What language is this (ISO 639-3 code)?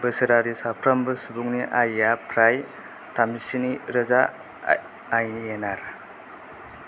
brx